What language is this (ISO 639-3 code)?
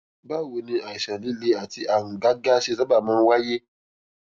yor